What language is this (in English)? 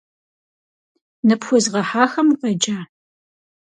Kabardian